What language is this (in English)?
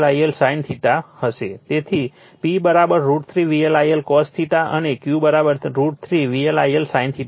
Gujarati